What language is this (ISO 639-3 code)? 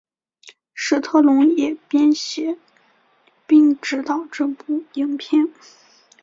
zho